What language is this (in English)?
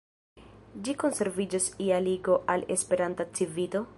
Esperanto